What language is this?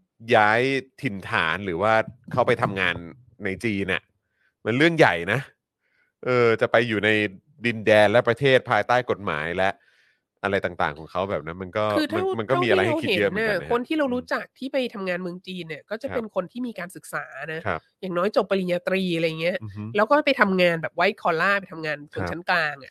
Thai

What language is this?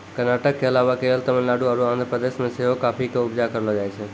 Maithili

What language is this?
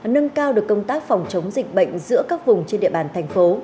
Vietnamese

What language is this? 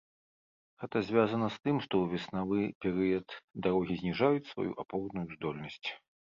Belarusian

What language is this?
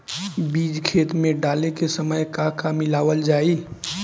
Bhojpuri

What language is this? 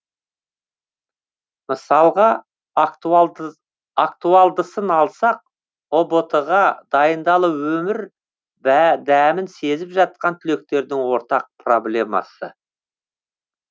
Kazakh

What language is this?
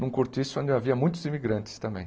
Portuguese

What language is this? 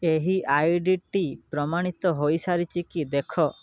Odia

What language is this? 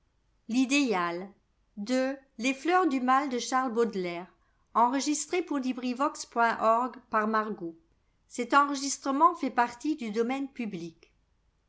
French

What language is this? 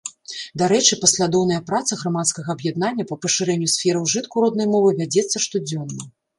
Belarusian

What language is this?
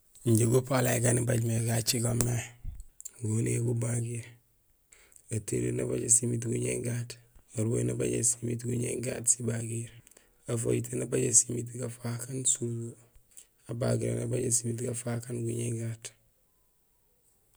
Gusilay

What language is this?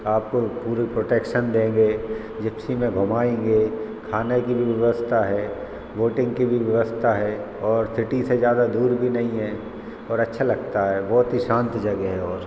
Hindi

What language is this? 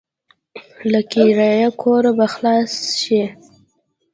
Pashto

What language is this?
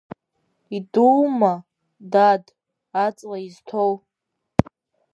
Abkhazian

